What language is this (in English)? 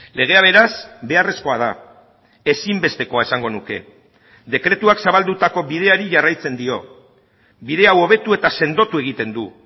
Basque